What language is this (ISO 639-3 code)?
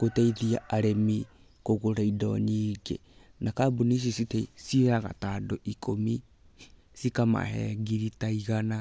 kik